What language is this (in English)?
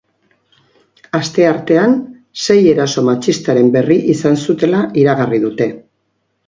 Basque